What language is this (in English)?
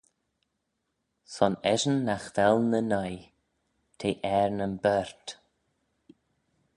Manx